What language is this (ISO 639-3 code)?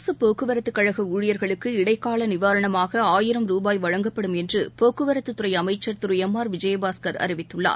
tam